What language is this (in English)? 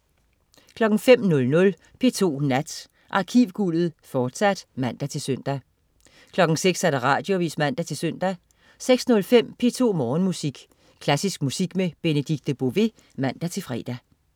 Danish